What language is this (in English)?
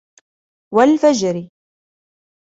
Arabic